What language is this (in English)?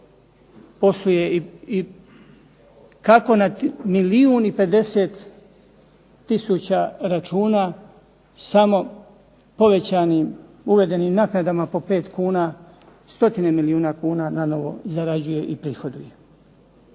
Croatian